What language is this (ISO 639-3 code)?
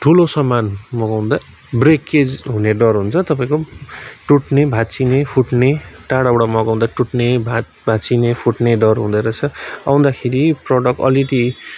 nep